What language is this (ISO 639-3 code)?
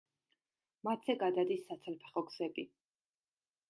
kat